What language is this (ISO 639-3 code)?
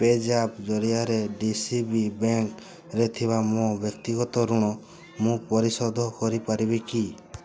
ori